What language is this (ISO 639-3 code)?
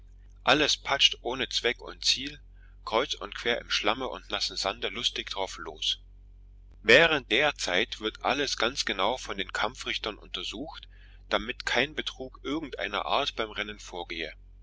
deu